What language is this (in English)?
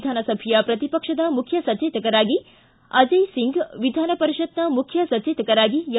Kannada